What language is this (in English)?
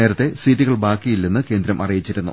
Malayalam